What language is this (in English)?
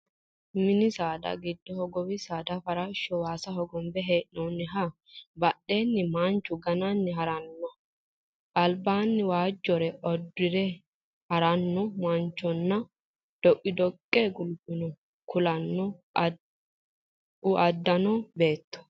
Sidamo